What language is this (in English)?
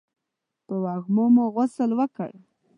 Pashto